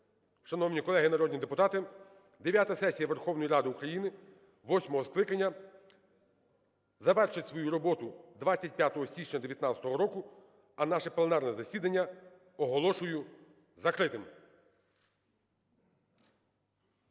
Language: Ukrainian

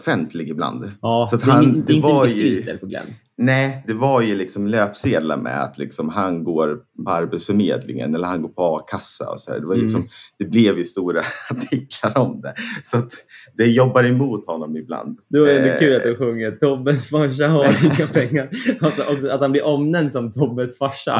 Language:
Swedish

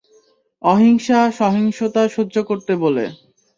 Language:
Bangla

